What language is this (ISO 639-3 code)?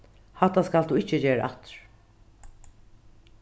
fao